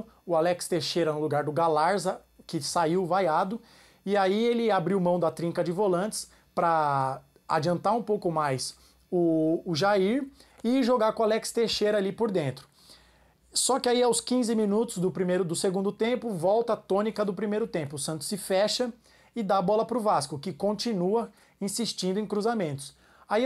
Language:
Portuguese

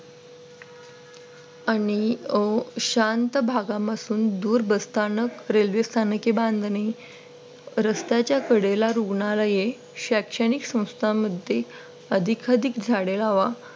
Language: Marathi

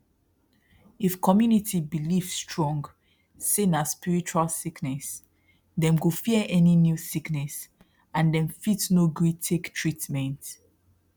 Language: Nigerian Pidgin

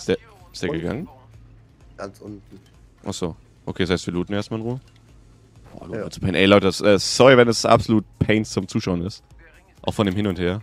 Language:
German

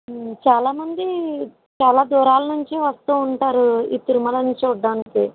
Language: Telugu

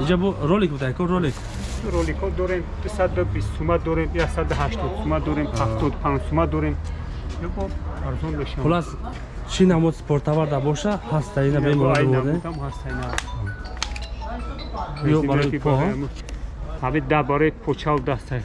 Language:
Turkish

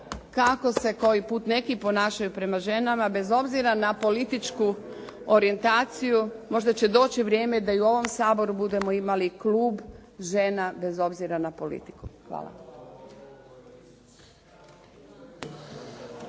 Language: Croatian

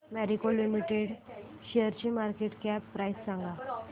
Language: Marathi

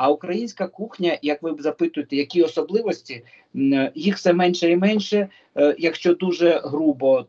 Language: Ukrainian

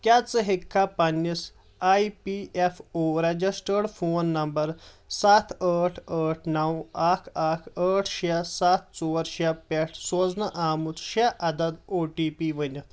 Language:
Kashmiri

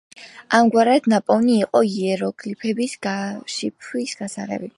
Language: Georgian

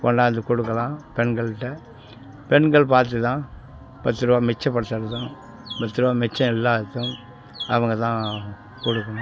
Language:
Tamil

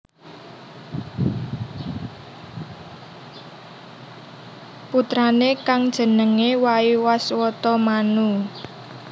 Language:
Javanese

